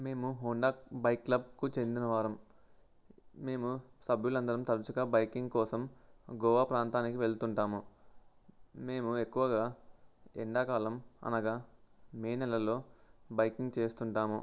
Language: Telugu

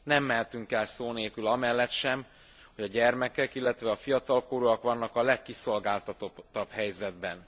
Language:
Hungarian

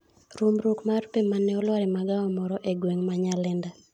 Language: Luo (Kenya and Tanzania)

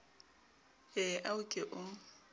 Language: Southern Sotho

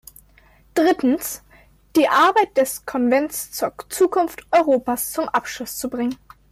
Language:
German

